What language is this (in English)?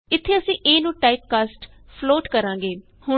Punjabi